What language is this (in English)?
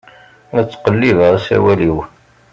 Kabyle